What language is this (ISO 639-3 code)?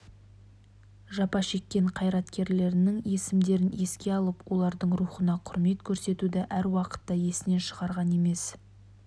kaz